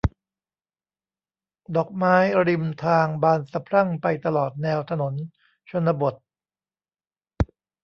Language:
Thai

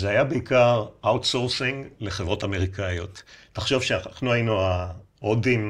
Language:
Hebrew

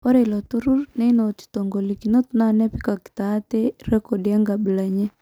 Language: Masai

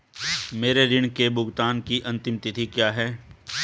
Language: Hindi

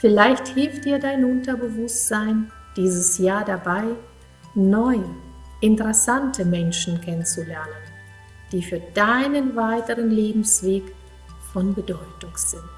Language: German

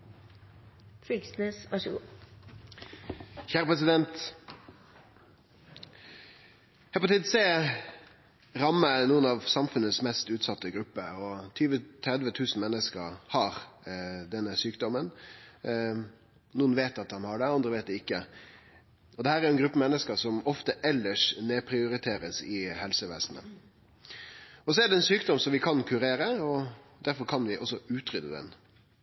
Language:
Norwegian Nynorsk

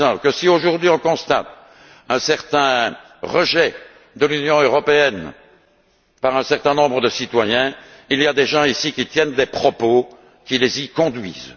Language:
French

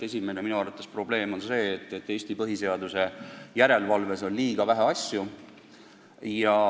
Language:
Estonian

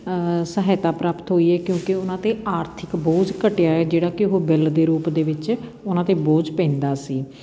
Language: Punjabi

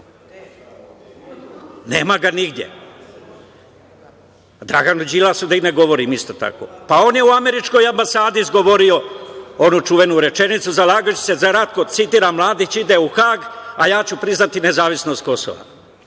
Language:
Serbian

